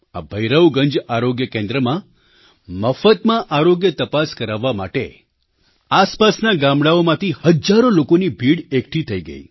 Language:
Gujarati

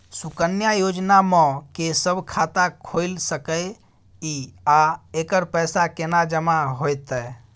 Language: Maithili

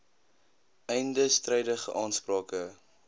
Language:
Afrikaans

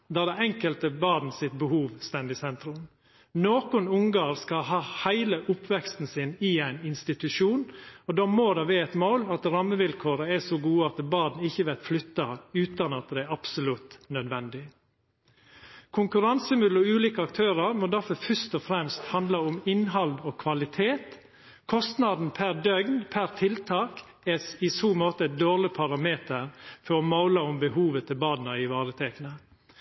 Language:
Norwegian Nynorsk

